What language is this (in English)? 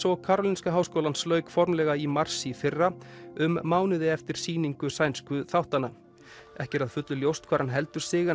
Icelandic